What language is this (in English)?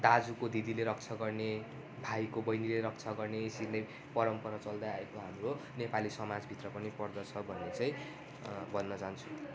Nepali